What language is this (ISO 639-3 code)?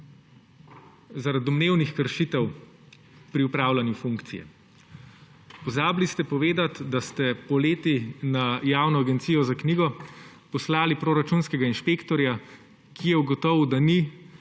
slv